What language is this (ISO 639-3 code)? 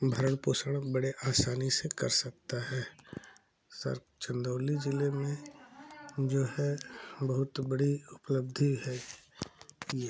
hin